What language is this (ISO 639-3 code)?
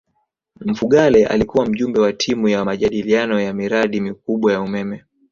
swa